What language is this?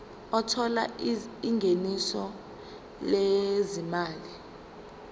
Zulu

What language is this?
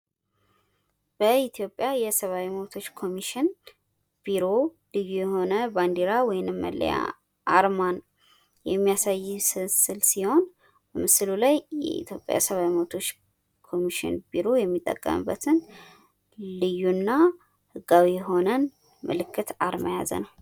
Amharic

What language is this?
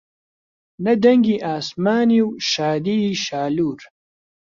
Central Kurdish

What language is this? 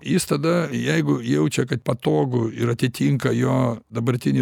Lithuanian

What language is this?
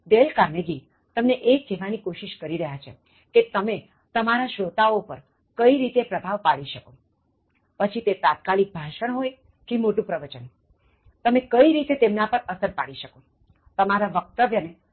Gujarati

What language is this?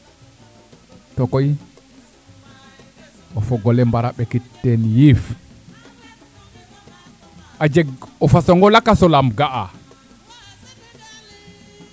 Serer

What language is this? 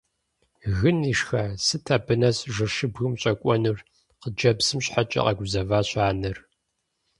Kabardian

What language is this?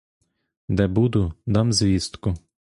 Ukrainian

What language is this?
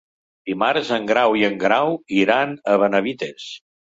Catalan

